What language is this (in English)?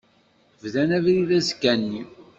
Kabyle